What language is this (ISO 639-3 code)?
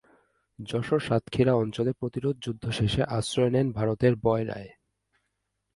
ben